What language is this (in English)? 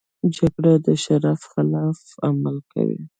Pashto